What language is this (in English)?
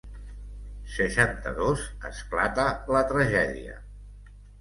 Catalan